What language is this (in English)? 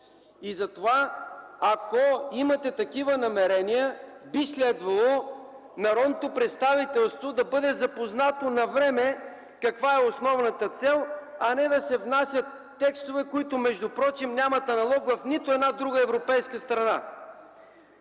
Bulgarian